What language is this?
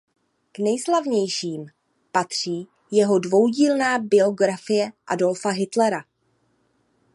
Czech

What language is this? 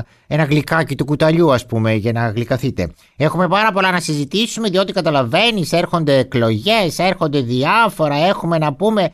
Greek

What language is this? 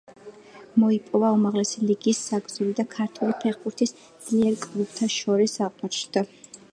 Georgian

